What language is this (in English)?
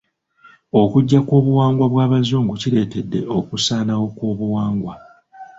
Ganda